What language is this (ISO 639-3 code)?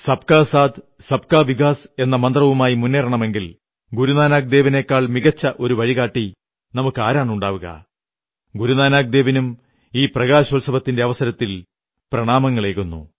mal